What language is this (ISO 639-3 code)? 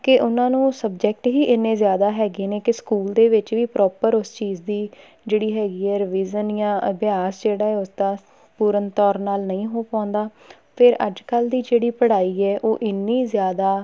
pan